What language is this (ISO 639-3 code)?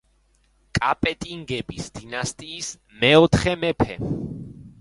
kat